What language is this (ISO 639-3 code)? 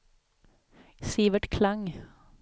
swe